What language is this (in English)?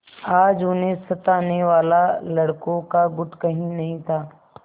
Hindi